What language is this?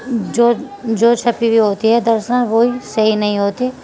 Urdu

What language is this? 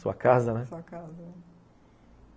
Portuguese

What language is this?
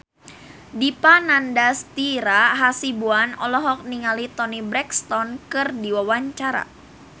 Sundanese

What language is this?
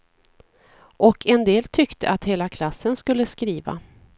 Swedish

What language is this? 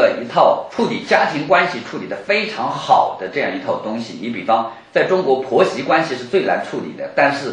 Chinese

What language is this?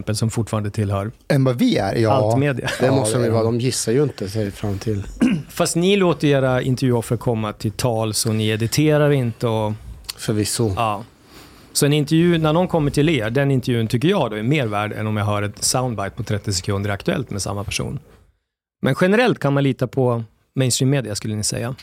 Swedish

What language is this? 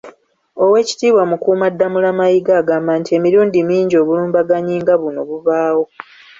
Ganda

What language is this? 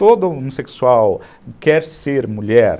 Portuguese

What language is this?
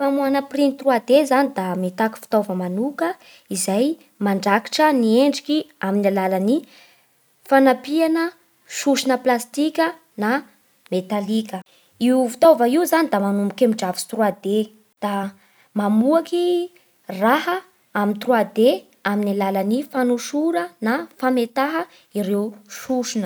Bara Malagasy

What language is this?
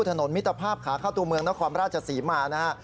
Thai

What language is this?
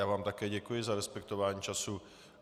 Czech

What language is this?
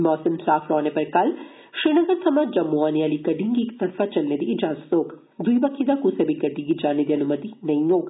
Dogri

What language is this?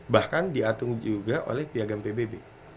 Indonesian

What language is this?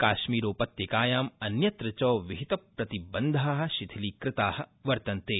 Sanskrit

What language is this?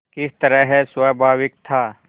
Hindi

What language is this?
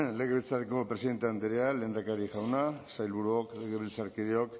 Basque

